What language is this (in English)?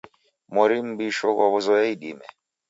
Taita